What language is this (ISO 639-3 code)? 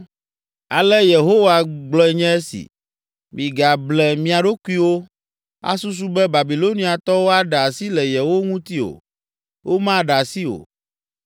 ewe